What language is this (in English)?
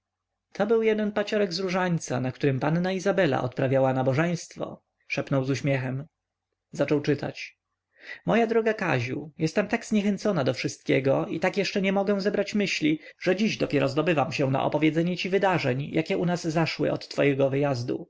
Polish